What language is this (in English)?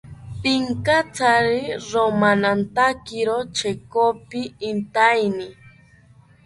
South Ucayali Ashéninka